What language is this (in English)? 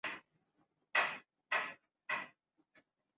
Urdu